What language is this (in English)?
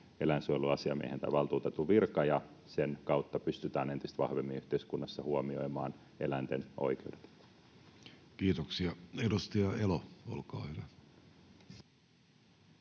Finnish